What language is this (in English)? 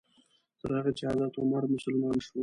Pashto